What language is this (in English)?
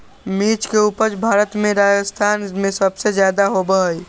Magahi